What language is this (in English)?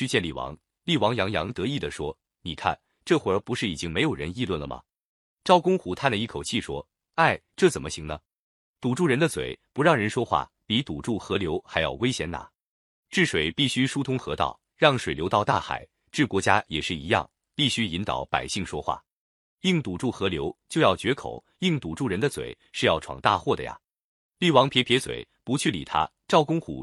Chinese